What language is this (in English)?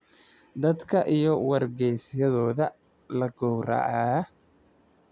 Somali